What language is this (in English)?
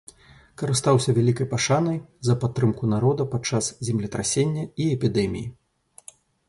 Belarusian